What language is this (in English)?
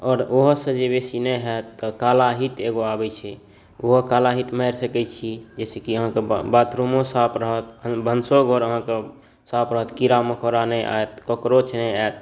Maithili